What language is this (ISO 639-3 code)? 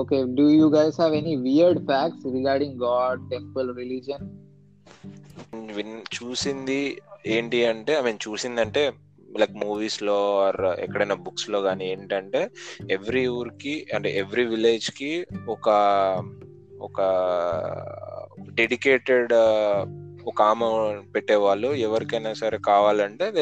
tel